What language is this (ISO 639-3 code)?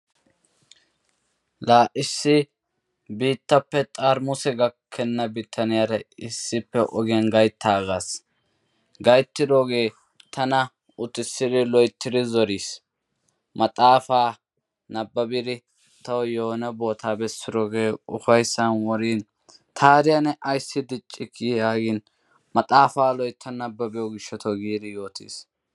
wal